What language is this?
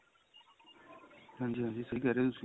Punjabi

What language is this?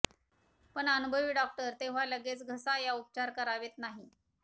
Marathi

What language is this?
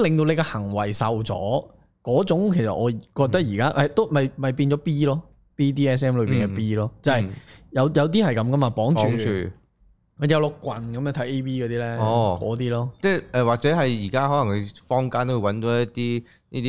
Chinese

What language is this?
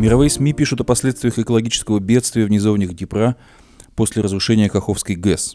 Russian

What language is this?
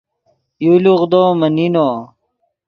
Yidgha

